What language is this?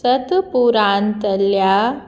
Konkani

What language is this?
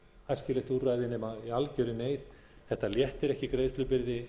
Icelandic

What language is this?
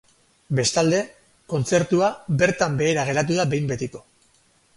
Basque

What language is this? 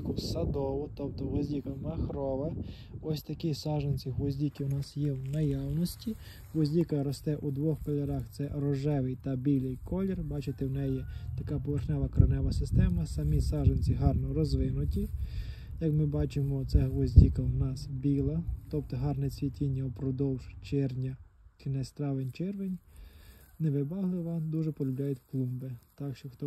Ukrainian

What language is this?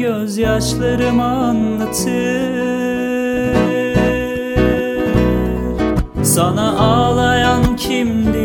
Turkish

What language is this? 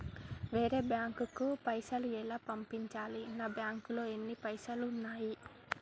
Telugu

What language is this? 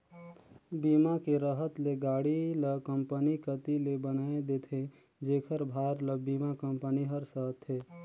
Chhattisgarhi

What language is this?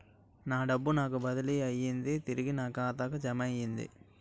Telugu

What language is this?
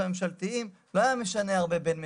Hebrew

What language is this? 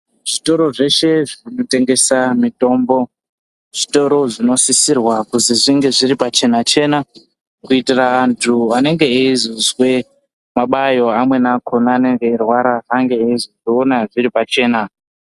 Ndau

